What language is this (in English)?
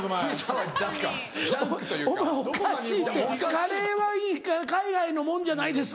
Japanese